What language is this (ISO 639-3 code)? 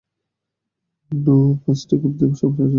ben